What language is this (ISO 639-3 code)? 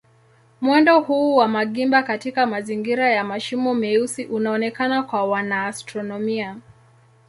swa